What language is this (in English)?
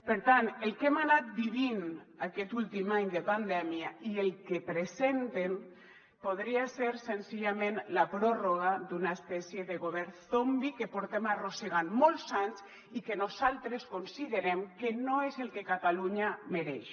Catalan